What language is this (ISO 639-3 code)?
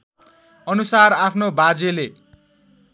nep